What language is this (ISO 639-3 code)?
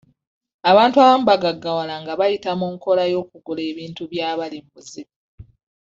lug